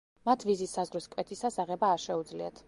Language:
Georgian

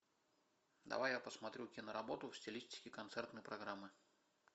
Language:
Russian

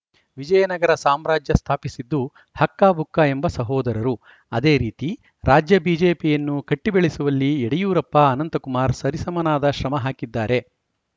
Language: Kannada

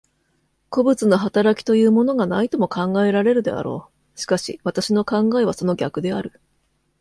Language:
Japanese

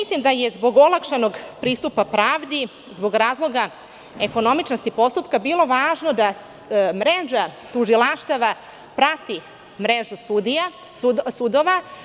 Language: Serbian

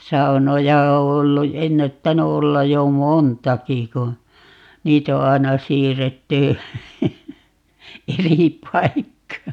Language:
Finnish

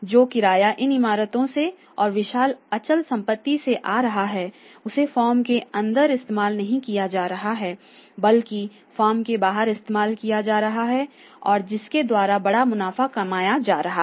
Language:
Hindi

